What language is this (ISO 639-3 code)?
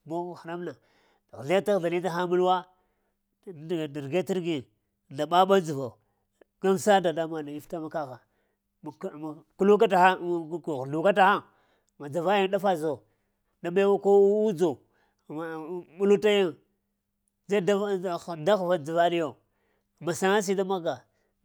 hia